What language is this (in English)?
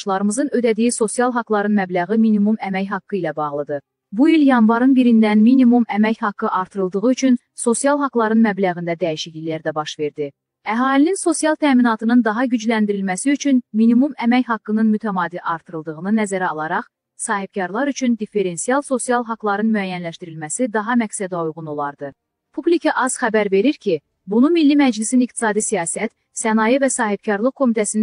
Turkish